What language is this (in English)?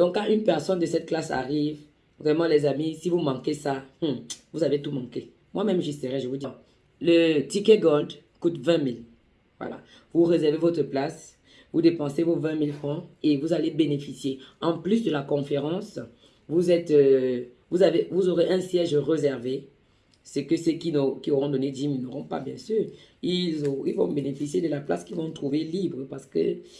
French